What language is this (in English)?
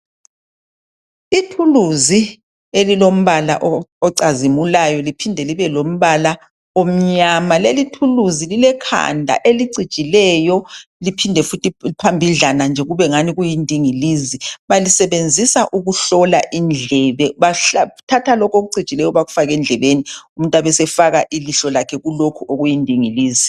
North Ndebele